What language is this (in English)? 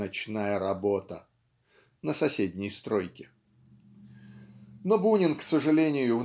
Russian